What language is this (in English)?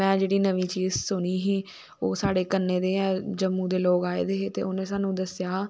Dogri